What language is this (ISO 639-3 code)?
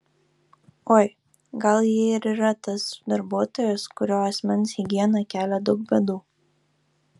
lit